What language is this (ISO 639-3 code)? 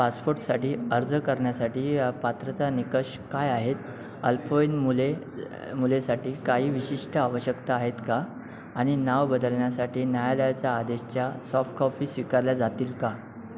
mar